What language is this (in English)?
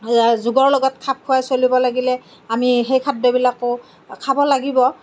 Assamese